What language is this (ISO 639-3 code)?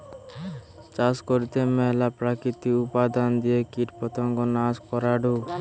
ben